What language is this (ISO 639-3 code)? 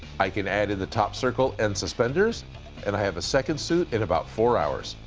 eng